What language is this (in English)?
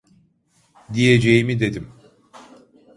Turkish